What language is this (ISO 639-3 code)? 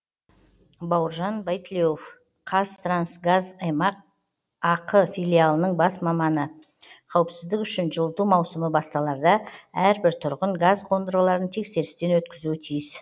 kaz